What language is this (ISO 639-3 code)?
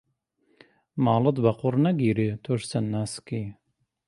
ckb